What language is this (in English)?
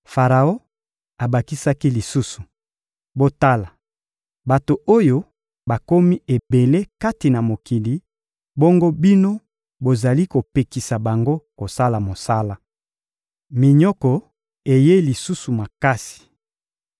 Lingala